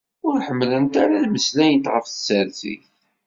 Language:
Kabyle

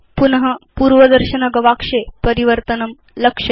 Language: Sanskrit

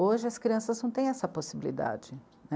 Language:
Portuguese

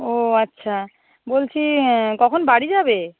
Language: Bangla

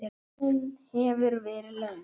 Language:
Icelandic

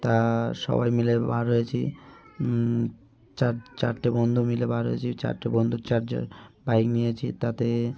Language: Bangla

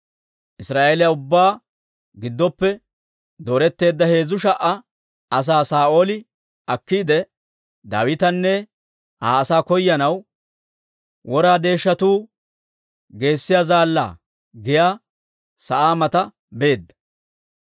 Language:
Dawro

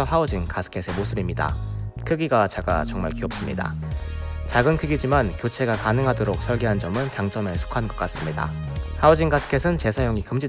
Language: Korean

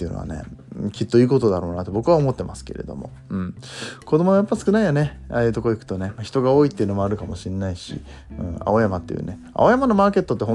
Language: Japanese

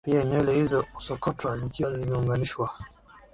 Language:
Swahili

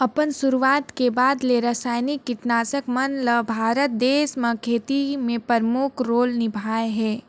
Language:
Chhattisgarhi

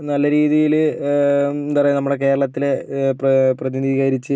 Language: Malayalam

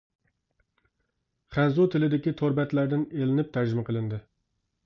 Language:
Uyghur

